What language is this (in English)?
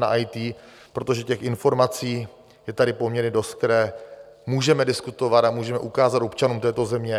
Czech